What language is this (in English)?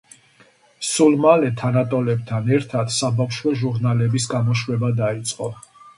Georgian